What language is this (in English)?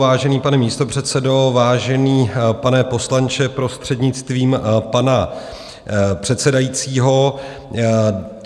Czech